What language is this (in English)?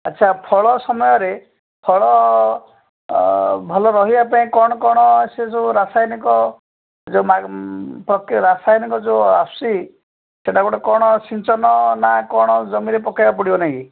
Odia